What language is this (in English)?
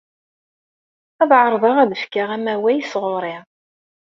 Kabyle